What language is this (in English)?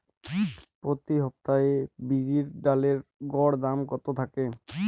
Bangla